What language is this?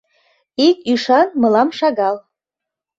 Mari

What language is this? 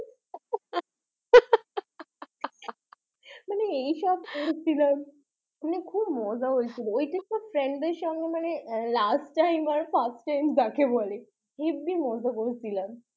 Bangla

